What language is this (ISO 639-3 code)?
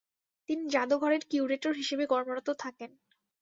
ben